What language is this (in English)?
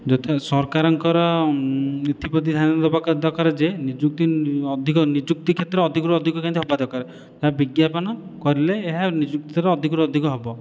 Odia